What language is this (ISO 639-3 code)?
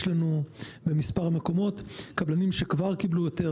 heb